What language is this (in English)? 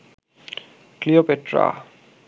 Bangla